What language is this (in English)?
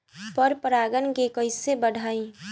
Bhojpuri